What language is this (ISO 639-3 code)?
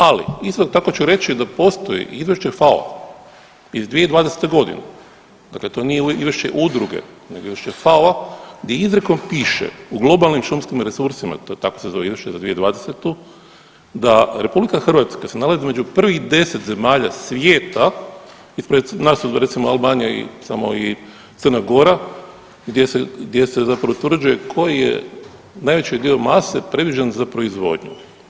hrv